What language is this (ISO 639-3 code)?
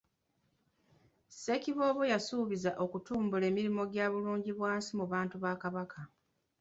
lug